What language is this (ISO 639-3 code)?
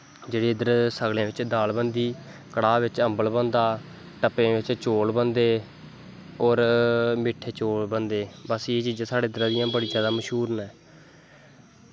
doi